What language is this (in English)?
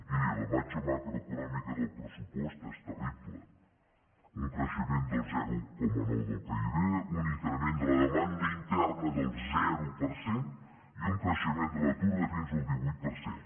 Catalan